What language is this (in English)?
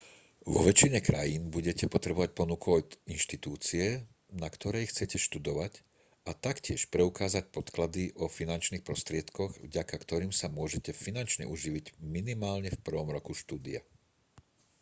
Slovak